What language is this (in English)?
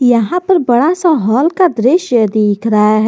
Hindi